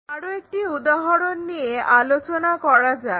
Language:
Bangla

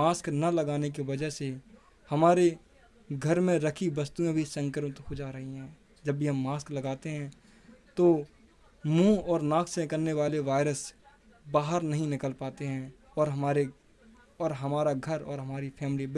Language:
Hindi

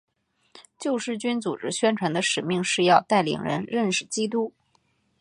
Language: Chinese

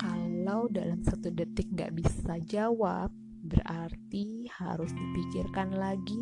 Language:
Indonesian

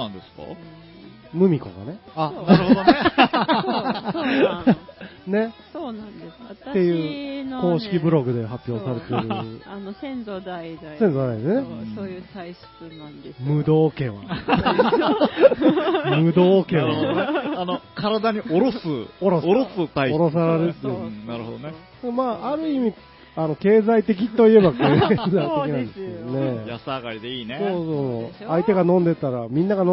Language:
Japanese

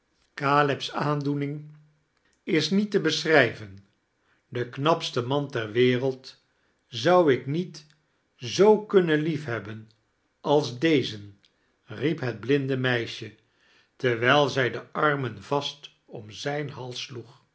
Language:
Dutch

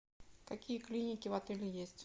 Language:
Russian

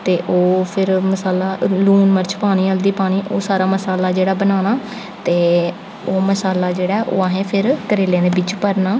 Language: Dogri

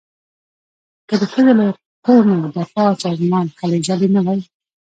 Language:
Pashto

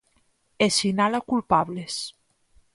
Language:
Galician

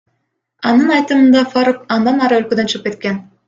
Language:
Kyrgyz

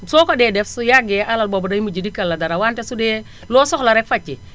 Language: Wolof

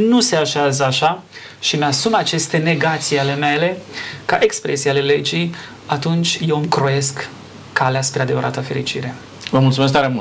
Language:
Romanian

